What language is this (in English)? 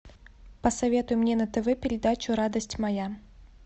Russian